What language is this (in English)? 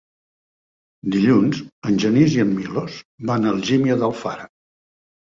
Catalan